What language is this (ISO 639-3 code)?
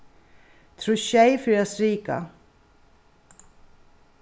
fao